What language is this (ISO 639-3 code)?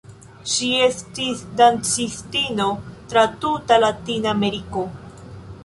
epo